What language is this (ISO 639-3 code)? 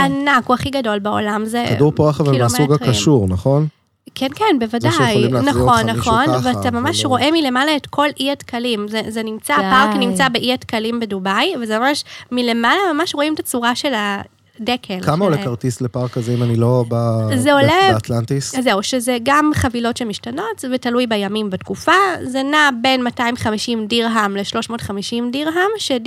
heb